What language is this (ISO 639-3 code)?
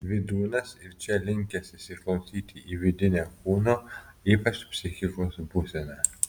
lit